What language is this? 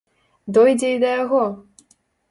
Belarusian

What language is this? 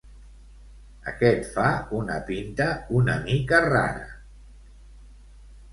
Catalan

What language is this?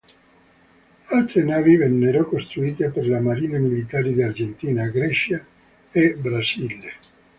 Italian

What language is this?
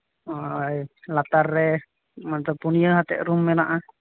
Santali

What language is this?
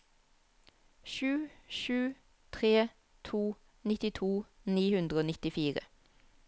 Norwegian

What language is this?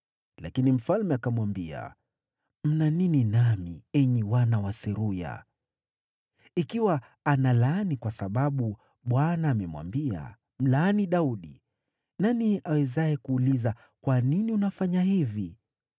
Swahili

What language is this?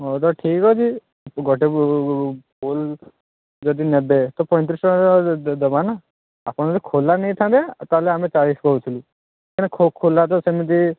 Odia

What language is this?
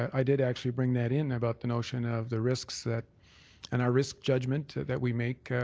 English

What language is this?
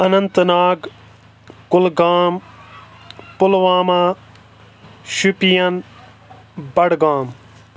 Kashmiri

